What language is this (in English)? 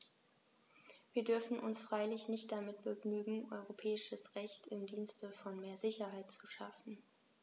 German